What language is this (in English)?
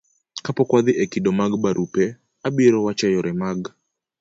Luo (Kenya and Tanzania)